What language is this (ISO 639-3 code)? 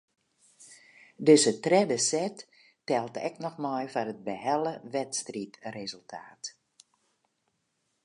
fry